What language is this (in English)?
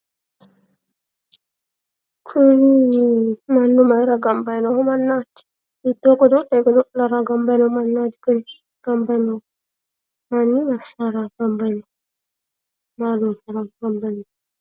Sidamo